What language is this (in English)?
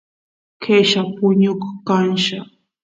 Santiago del Estero Quichua